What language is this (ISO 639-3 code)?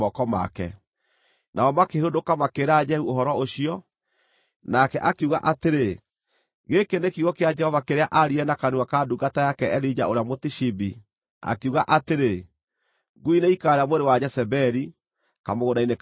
kik